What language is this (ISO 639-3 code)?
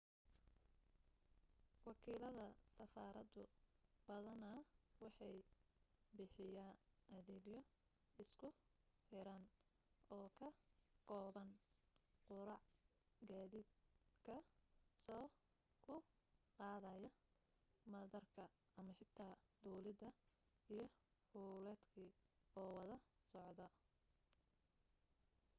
som